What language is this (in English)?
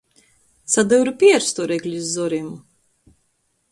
Latgalian